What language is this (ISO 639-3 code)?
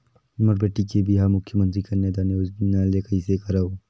hne